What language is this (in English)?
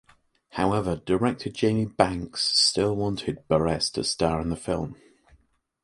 English